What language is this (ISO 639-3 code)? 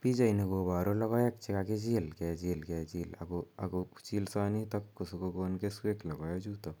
kln